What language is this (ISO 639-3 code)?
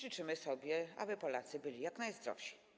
pol